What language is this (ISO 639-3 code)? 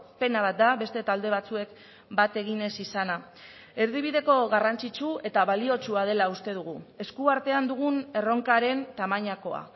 eus